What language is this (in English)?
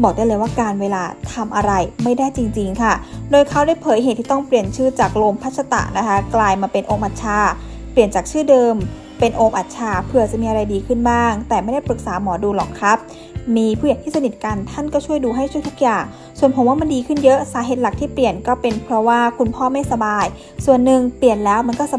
Thai